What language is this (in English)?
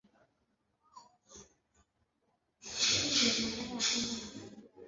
Swahili